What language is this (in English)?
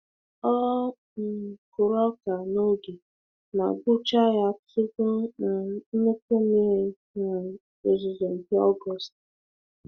Igbo